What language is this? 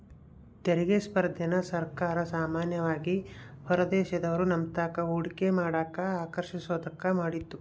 Kannada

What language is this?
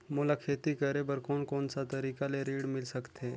Chhattisgarhi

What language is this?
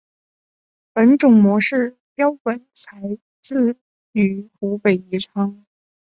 Chinese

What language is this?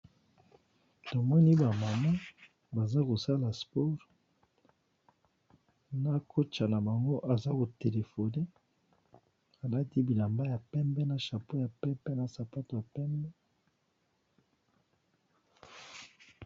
Lingala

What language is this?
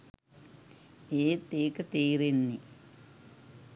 Sinhala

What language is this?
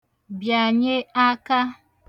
Igbo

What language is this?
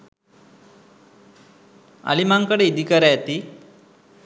Sinhala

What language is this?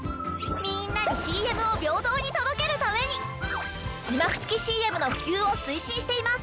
Japanese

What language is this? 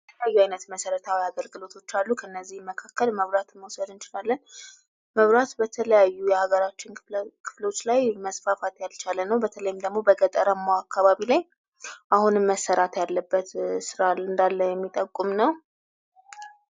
Amharic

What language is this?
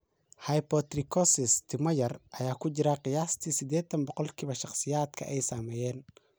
Somali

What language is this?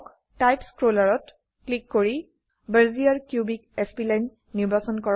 Assamese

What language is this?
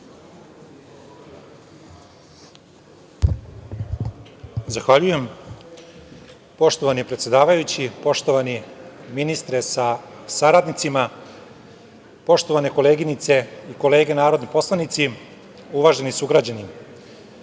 Serbian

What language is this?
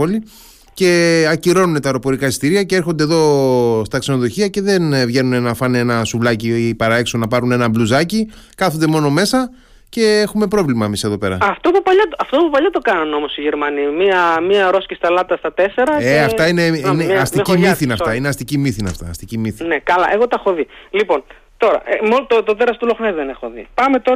Greek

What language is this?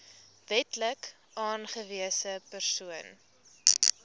Afrikaans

